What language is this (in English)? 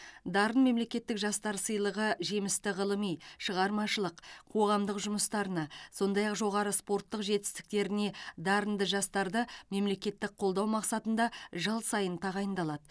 Kazakh